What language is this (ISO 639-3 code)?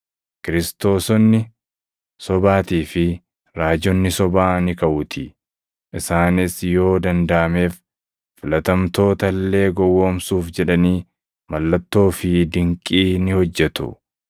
orm